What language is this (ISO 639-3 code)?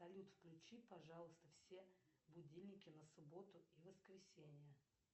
rus